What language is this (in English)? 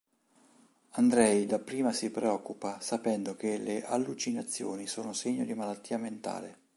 Italian